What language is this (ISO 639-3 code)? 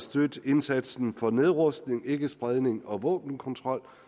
dan